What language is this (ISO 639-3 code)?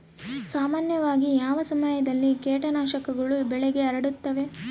kan